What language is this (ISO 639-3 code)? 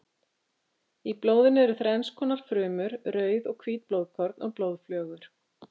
isl